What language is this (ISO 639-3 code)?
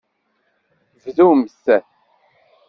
kab